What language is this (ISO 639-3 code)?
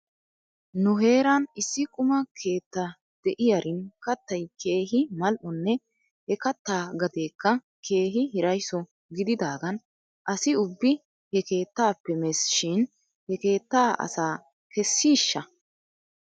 wal